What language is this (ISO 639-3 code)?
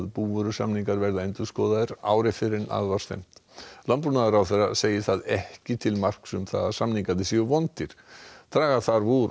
isl